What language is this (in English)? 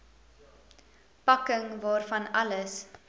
Afrikaans